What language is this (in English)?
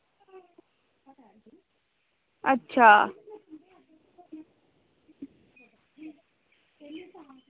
Dogri